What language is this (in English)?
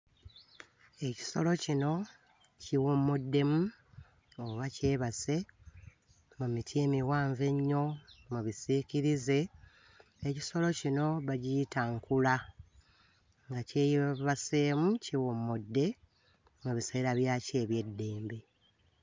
Ganda